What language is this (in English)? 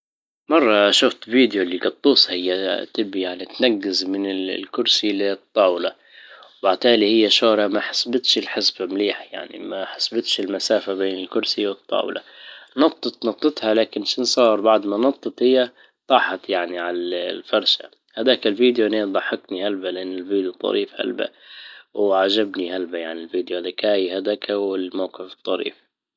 Libyan Arabic